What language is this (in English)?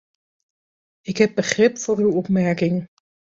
Dutch